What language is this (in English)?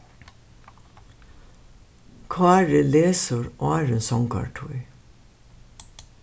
Faroese